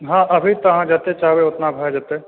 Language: Maithili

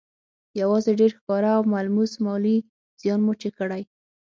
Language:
Pashto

